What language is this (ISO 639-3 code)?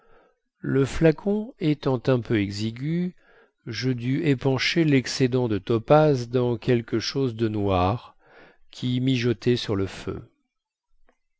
fra